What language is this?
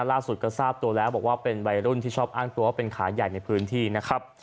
Thai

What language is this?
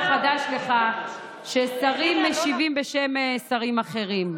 Hebrew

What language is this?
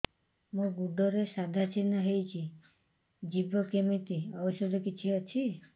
Odia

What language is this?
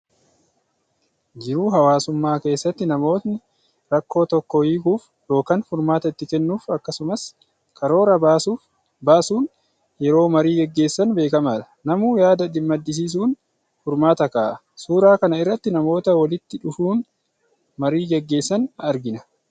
Oromo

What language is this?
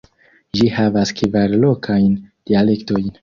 Esperanto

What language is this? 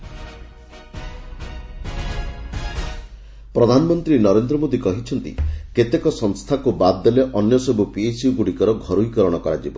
Odia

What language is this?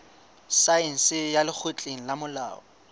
Southern Sotho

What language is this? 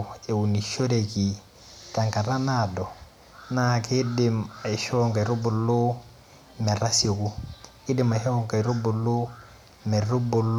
Masai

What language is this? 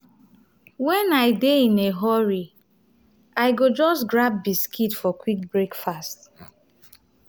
Nigerian Pidgin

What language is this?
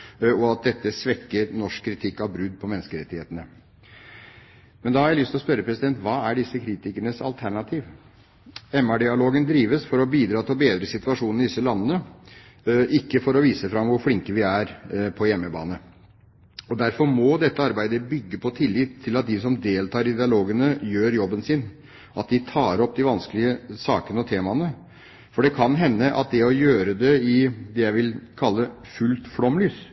Norwegian Bokmål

